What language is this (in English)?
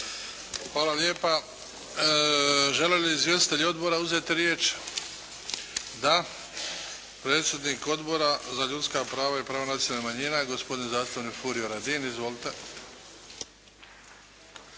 Croatian